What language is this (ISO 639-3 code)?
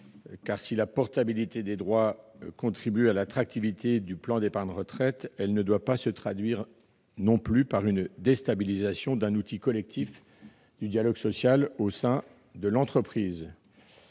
fra